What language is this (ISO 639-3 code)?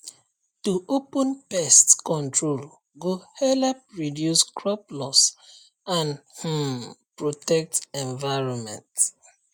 pcm